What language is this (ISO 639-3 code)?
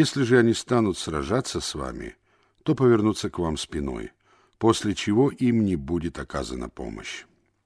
rus